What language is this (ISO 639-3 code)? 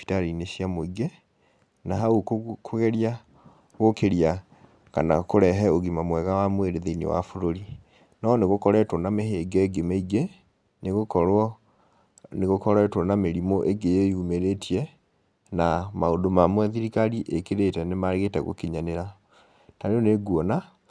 kik